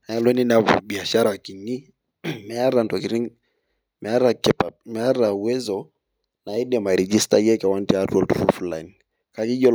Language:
Masai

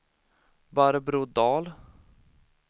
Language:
Swedish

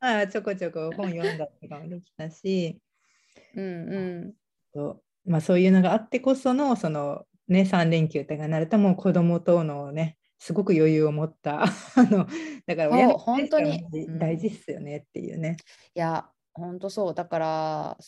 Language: Japanese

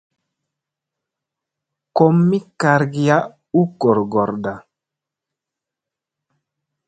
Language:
Musey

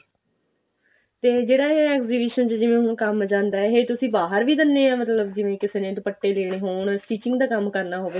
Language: Punjabi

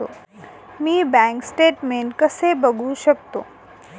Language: Marathi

